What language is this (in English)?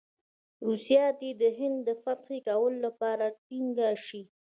Pashto